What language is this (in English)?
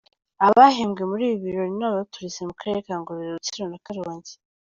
Kinyarwanda